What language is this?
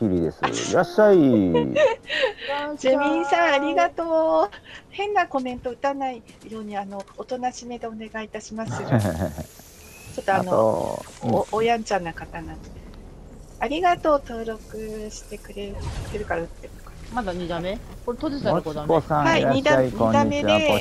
Japanese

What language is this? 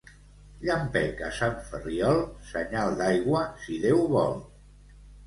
Catalan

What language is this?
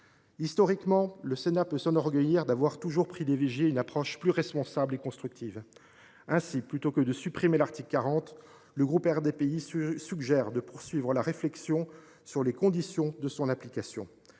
French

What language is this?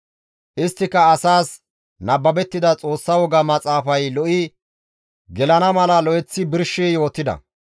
Gamo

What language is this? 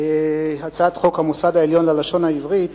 Hebrew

